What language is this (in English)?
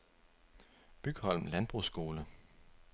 Danish